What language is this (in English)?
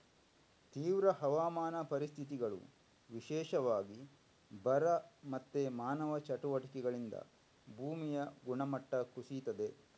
Kannada